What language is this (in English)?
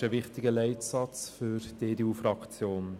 Swiss German